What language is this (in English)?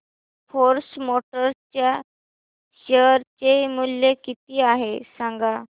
Marathi